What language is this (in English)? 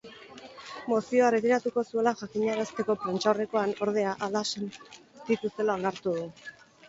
Basque